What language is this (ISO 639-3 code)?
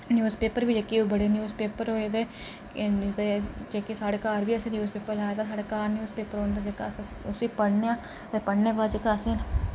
doi